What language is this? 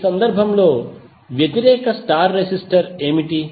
Telugu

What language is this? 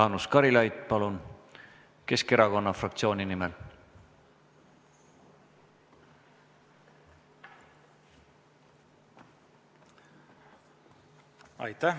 Estonian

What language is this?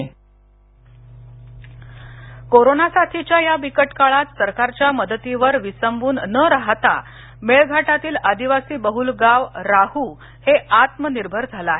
Marathi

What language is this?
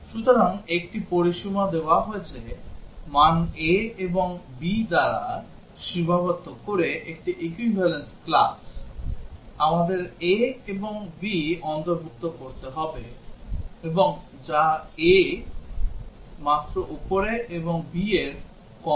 Bangla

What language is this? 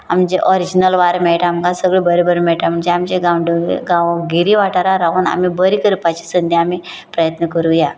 Konkani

